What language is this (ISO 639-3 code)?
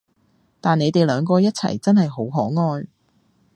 yue